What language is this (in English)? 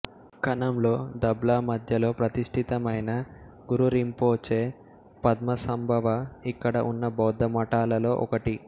Telugu